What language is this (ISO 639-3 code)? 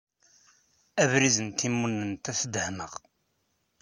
kab